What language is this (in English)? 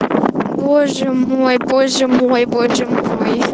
Russian